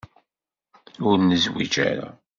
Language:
Kabyle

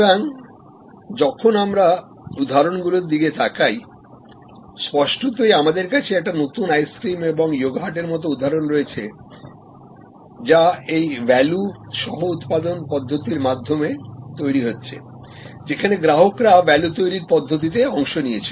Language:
Bangla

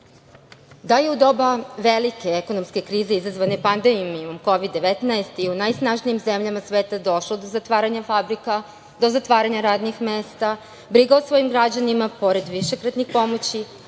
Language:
Serbian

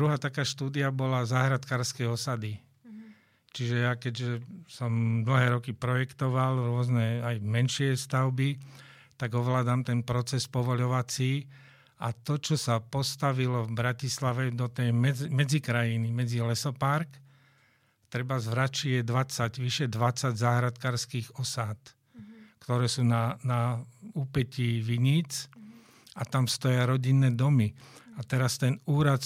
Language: Slovak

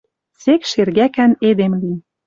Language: Western Mari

